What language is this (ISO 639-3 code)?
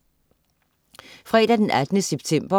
dan